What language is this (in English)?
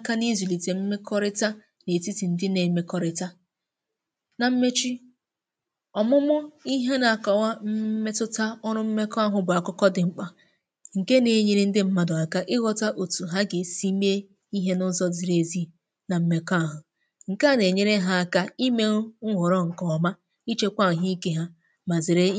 Igbo